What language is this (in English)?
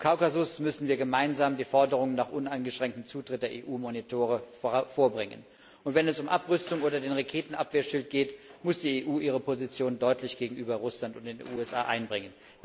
German